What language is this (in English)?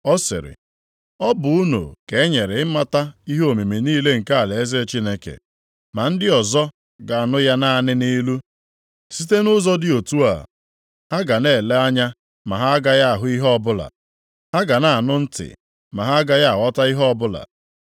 Igbo